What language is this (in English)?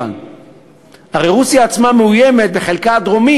Hebrew